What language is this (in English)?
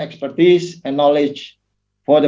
Indonesian